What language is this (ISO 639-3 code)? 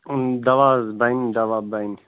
kas